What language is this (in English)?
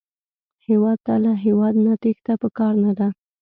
Pashto